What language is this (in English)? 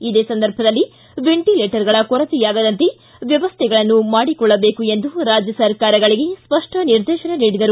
Kannada